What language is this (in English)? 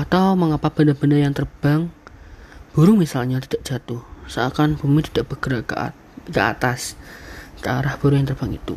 Indonesian